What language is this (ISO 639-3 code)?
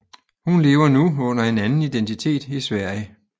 dan